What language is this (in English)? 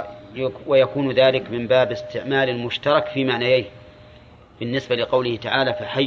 Arabic